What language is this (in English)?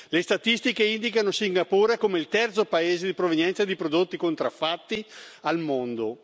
Italian